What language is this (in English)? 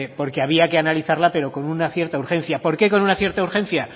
Spanish